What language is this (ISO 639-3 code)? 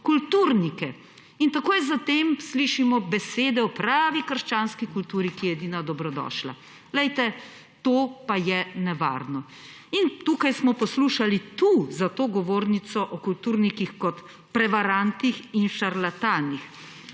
slv